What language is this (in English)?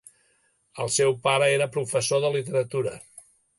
Catalan